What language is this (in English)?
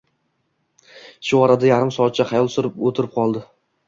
Uzbek